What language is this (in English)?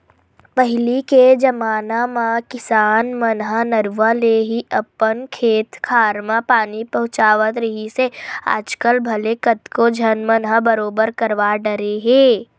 Chhattisgarhi